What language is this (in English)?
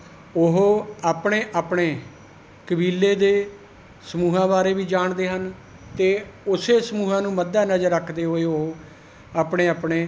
Punjabi